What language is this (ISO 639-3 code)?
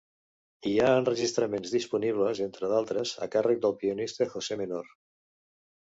cat